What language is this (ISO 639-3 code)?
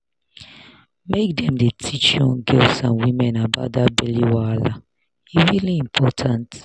pcm